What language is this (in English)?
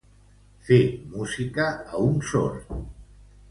Catalan